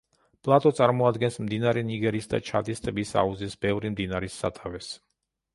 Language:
Georgian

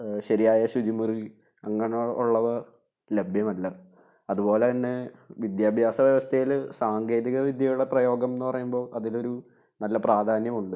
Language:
Malayalam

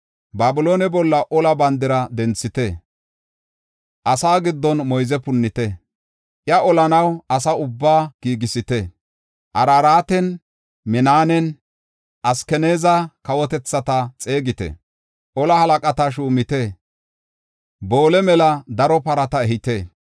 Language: Gofa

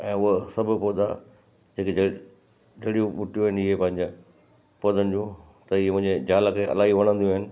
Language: Sindhi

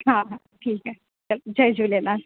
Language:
Sindhi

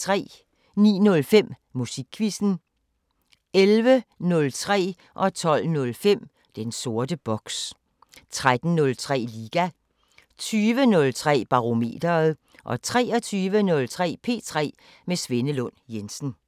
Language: Danish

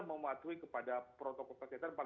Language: Indonesian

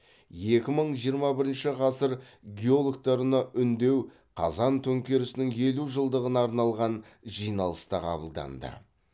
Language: Kazakh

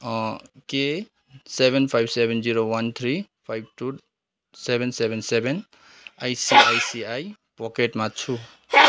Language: Nepali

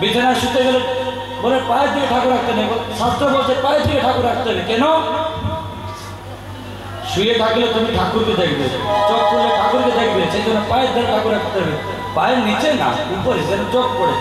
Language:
Romanian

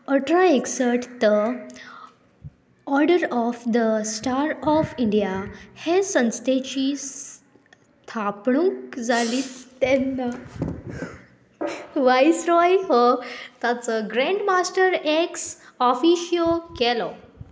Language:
Konkani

